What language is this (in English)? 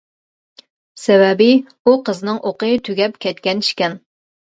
Uyghur